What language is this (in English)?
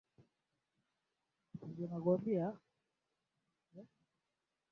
Swahili